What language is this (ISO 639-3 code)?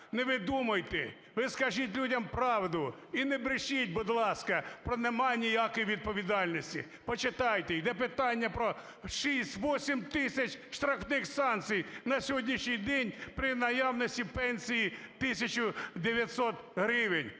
ukr